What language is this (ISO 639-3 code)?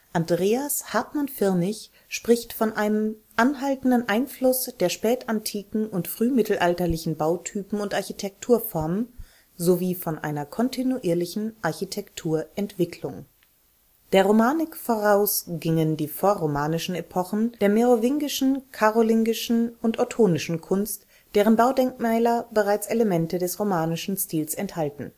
deu